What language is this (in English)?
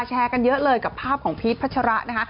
Thai